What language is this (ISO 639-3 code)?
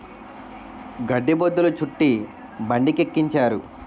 tel